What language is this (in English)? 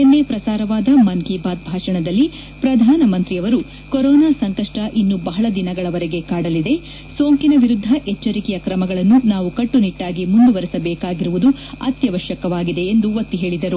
Kannada